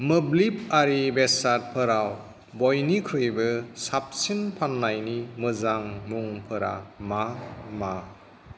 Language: Bodo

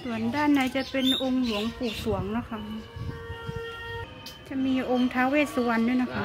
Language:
Thai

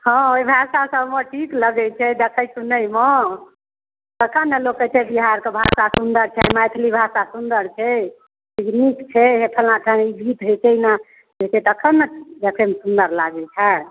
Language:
Maithili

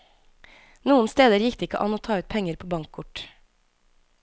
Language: Norwegian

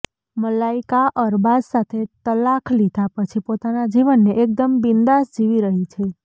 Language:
Gujarati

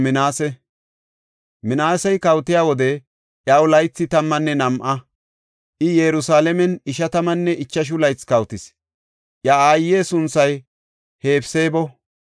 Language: Gofa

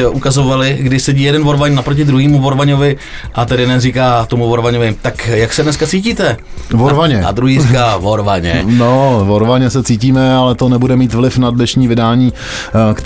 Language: Czech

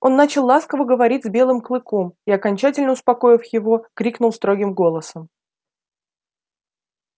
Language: Russian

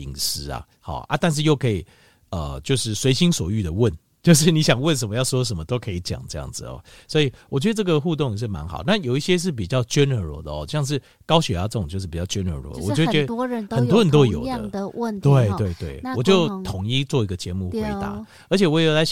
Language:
Chinese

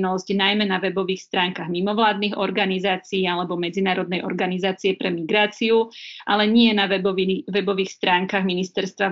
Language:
Slovak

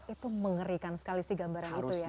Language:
Indonesian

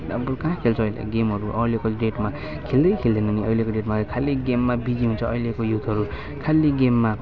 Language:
Nepali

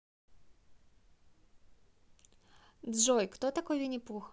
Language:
Russian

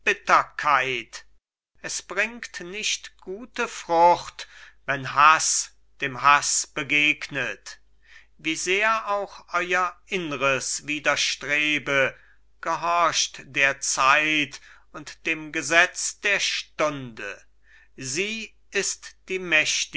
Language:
German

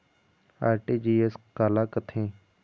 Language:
Chhattisgarhi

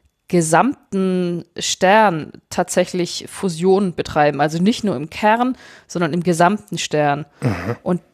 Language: German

